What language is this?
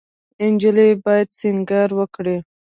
Pashto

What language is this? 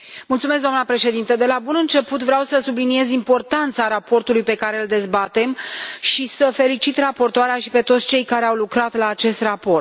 Romanian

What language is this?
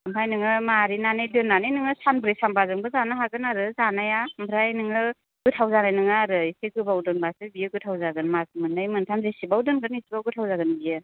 Bodo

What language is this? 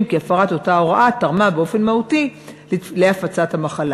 Hebrew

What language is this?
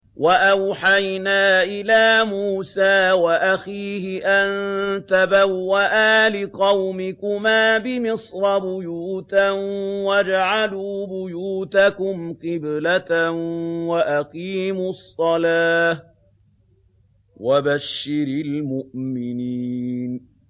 Arabic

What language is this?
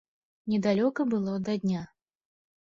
Belarusian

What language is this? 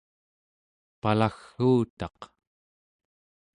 Central Yupik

